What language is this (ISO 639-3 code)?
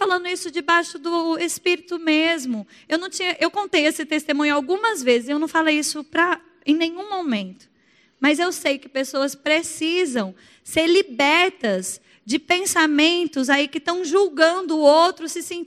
por